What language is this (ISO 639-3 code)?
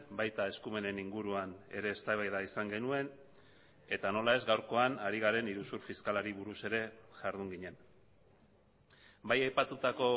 eus